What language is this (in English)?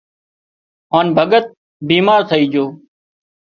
Wadiyara Koli